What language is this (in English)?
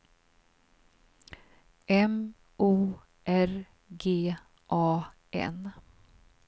Swedish